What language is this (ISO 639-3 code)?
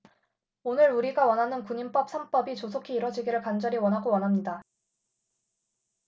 kor